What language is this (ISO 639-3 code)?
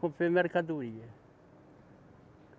por